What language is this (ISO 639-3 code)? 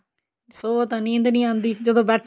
pan